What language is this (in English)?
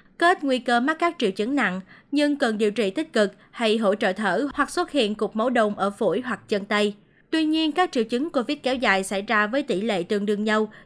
Vietnamese